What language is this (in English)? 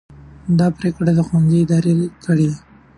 Pashto